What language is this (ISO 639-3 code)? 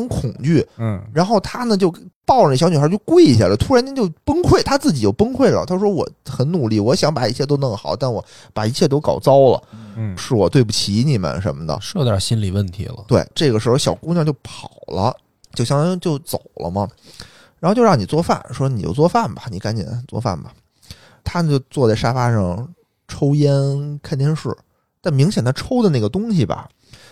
zho